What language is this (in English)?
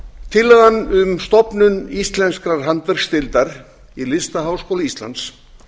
Icelandic